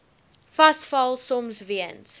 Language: Afrikaans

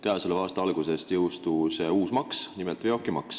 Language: Estonian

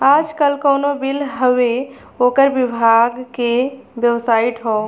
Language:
Bhojpuri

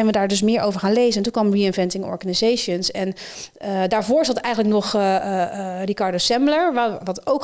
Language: Dutch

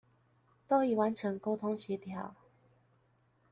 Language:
Chinese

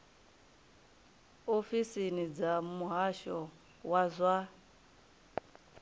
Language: Venda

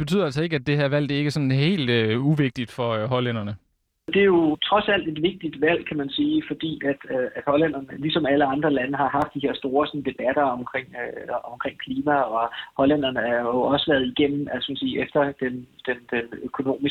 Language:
Danish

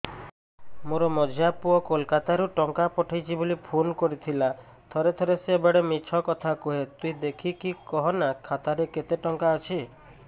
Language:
Odia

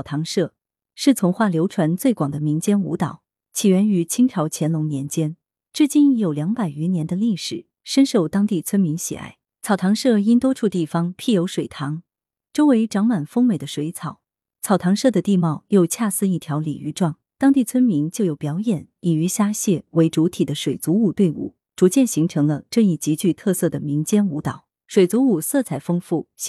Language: Chinese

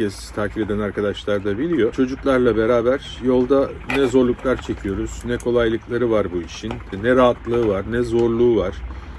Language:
Turkish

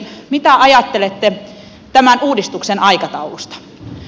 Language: Finnish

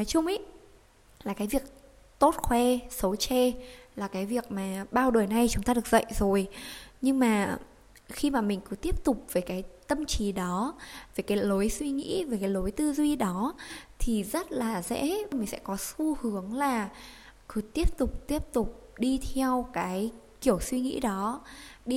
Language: Vietnamese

